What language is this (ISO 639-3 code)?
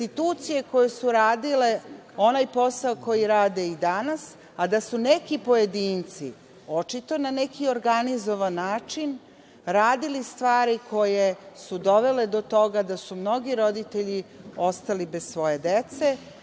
srp